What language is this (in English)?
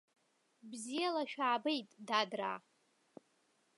Abkhazian